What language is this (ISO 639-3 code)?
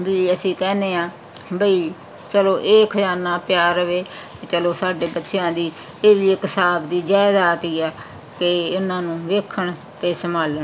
pan